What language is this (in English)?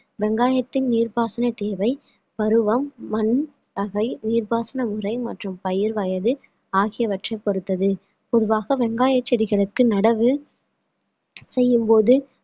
Tamil